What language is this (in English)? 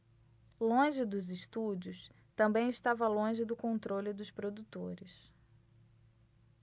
Portuguese